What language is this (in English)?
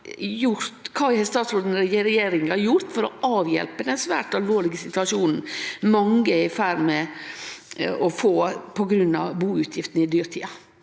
Norwegian